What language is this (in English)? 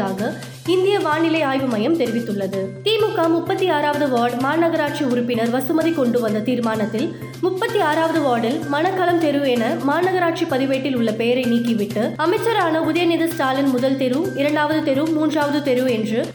Tamil